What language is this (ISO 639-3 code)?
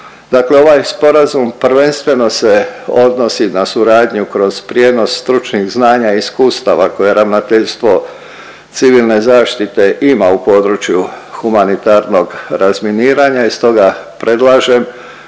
hrv